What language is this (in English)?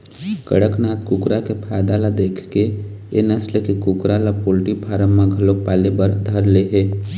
Chhattisgarhi